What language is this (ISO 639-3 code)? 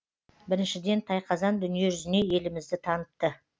kaz